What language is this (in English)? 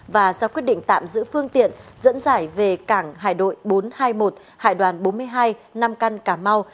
Vietnamese